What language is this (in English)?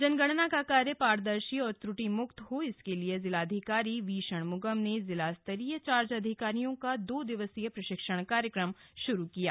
Hindi